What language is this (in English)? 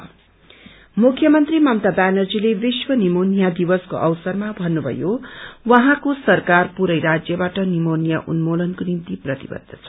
Nepali